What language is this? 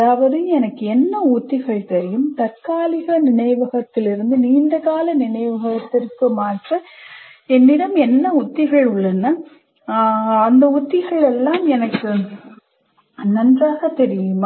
Tamil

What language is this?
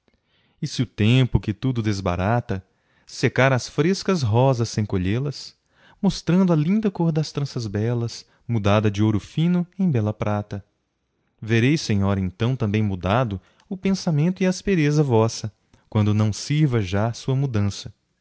Portuguese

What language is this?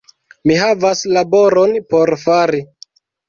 Esperanto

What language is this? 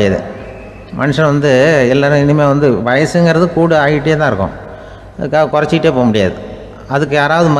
Thai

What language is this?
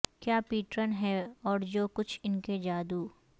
Urdu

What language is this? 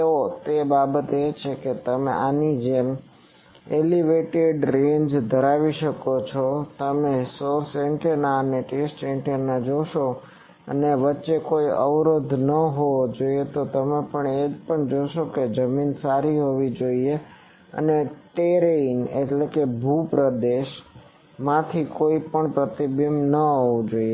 Gujarati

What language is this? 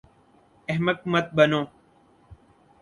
Urdu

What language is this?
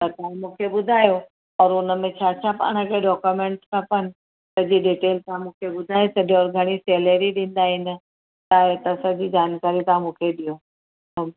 Sindhi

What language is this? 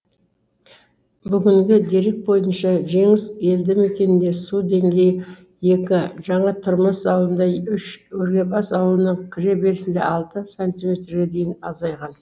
Kazakh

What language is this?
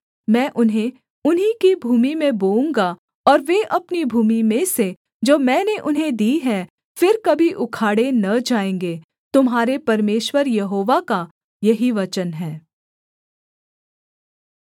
Hindi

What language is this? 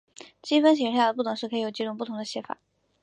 Chinese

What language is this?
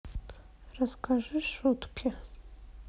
Russian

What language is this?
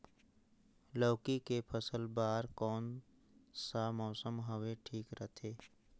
Chhattisgarhi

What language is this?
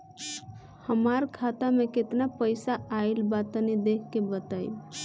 Bhojpuri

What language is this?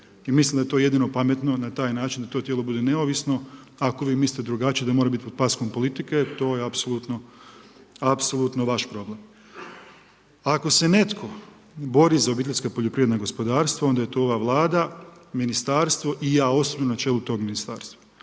Croatian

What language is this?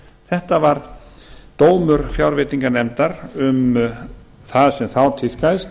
Icelandic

